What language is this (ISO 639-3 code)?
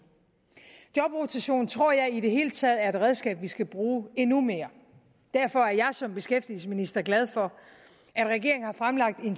dan